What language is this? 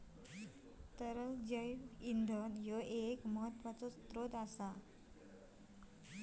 Marathi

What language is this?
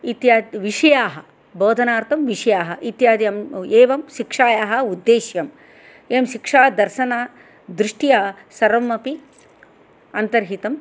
Sanskrit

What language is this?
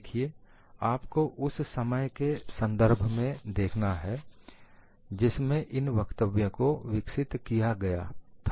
Hindi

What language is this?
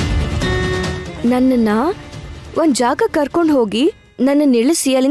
Kannada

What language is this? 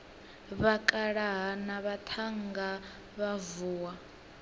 Venda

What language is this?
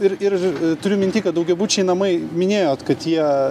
Lithuanian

